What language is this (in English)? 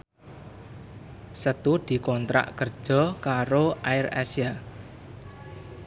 Javanese